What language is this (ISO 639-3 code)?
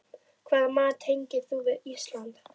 isl